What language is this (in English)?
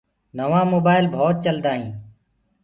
Gurgula